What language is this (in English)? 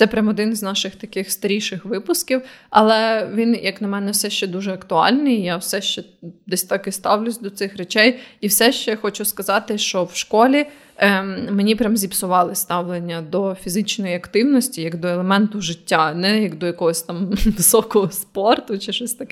Ukrainian